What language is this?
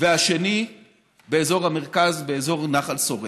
Hebrew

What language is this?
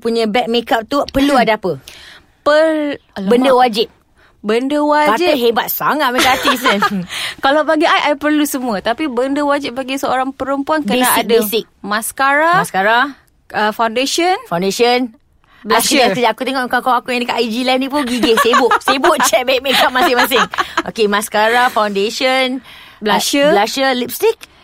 Malay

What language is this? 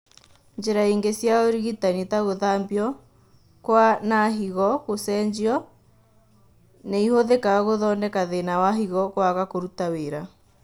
Kikuyu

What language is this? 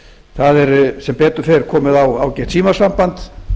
Icelandic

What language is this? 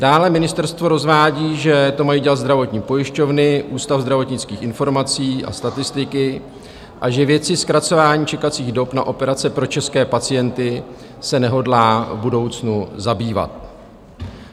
Czech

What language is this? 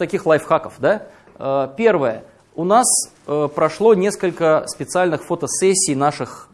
Russian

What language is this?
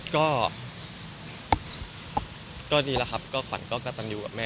Thai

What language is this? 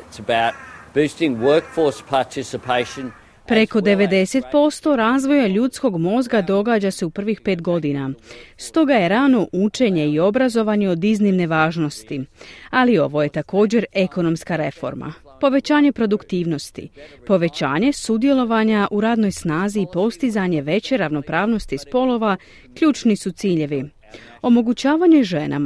Croatian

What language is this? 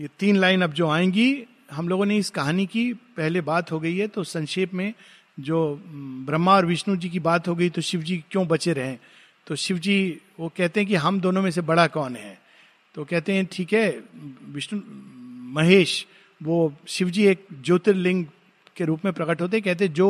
Hindi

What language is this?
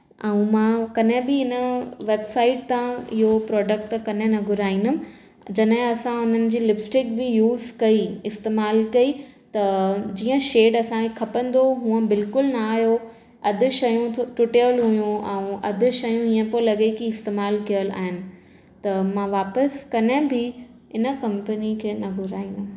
Sindhi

